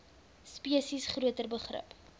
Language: Afrikaans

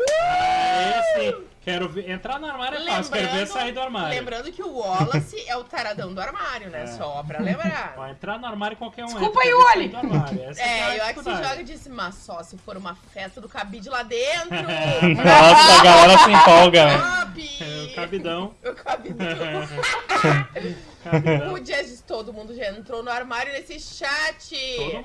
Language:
Portuguese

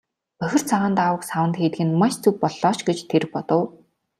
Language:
Mongolian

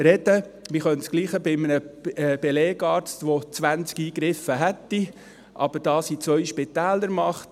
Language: Swiss German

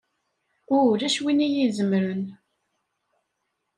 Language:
Kabyle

